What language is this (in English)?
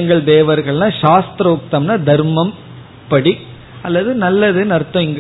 Tamil